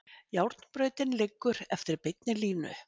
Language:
Icelandic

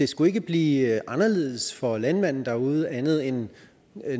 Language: Danish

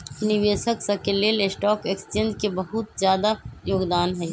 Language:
Magahi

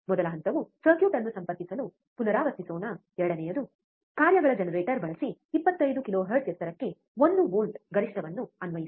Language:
Kannada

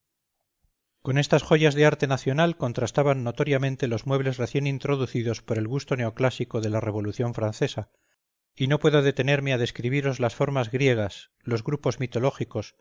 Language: Spanish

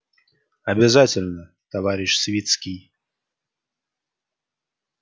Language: Russian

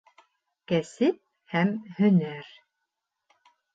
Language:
Bashkir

